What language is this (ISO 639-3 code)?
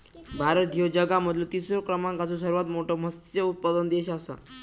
mar